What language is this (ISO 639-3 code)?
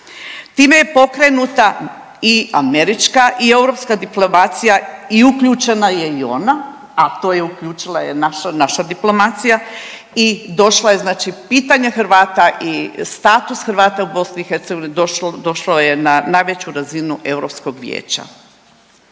hrv